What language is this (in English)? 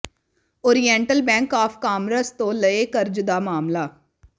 Punjabi